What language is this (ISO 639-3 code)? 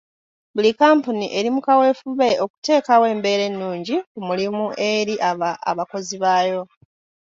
lug